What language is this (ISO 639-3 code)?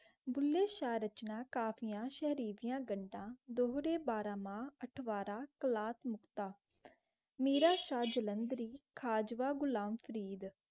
pan